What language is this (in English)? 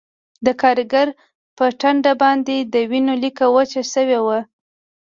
Pashto